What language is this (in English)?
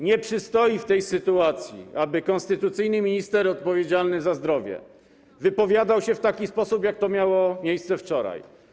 Polish